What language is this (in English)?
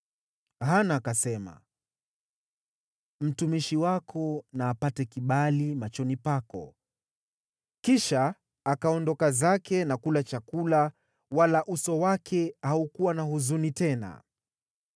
Swahili